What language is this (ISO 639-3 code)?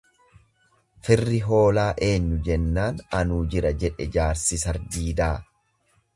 orm